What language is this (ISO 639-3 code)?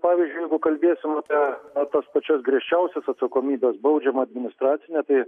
lit